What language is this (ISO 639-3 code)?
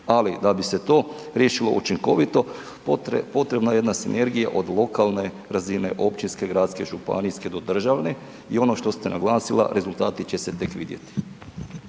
hrv